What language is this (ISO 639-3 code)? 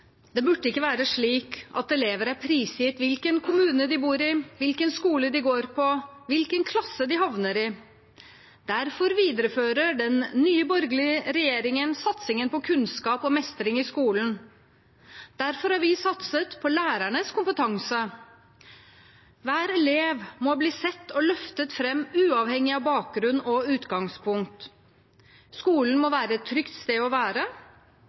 nor